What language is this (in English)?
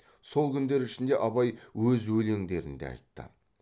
Kazakh